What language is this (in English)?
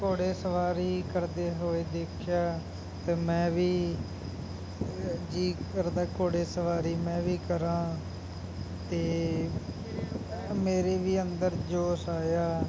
Punjabi